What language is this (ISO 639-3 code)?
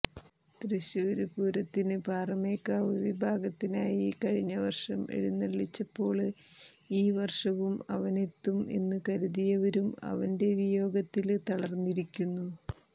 mal